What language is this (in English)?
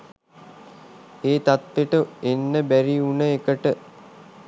Sinhala